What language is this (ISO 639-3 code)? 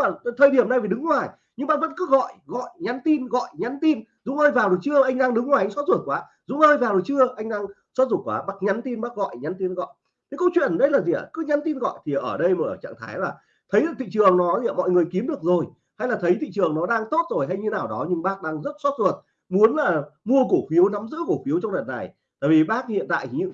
vie